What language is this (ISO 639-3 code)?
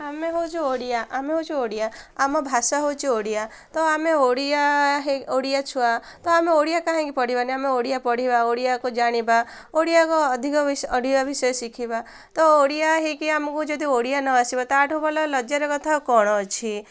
ori